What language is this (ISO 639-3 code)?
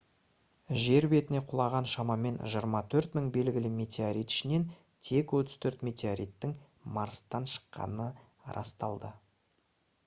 kaz